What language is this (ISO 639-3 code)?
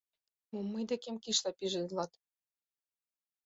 chm